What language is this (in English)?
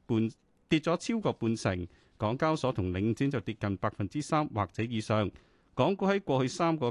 Chinese